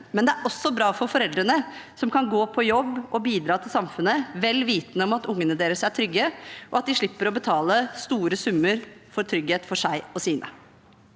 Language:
Norwegian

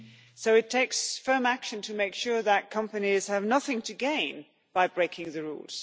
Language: English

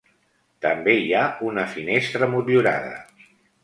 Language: Catalan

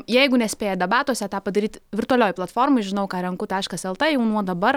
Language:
Lithuanian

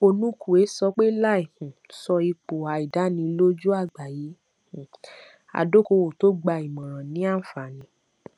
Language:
Yoruba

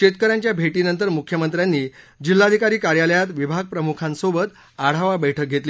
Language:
Marathi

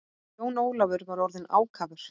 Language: Icelandic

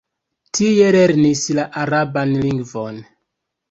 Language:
Esperanto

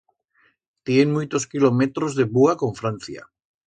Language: Aragonese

